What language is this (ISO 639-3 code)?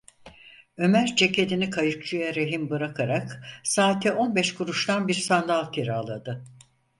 tur